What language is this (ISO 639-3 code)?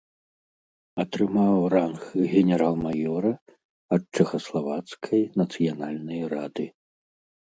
bel